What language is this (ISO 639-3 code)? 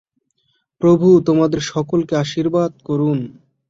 ben